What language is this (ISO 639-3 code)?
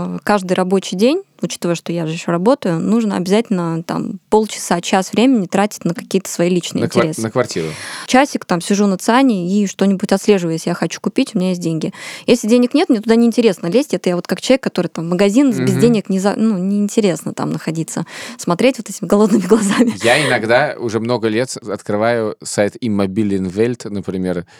rus